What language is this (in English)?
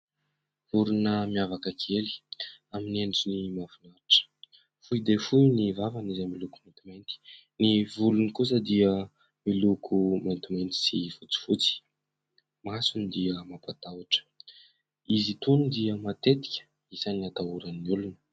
Malagasy